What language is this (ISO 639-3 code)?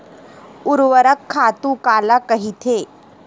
hne